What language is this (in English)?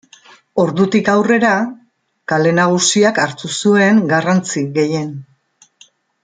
Basque